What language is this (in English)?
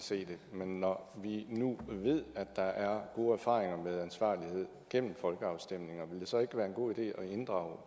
Danish